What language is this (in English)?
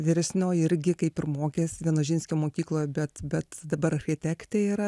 Lithuanian